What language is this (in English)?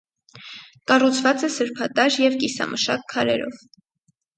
Armenian